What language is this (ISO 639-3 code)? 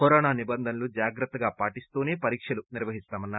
tel